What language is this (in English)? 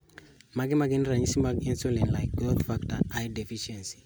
Luo (Kenya and Tanzania)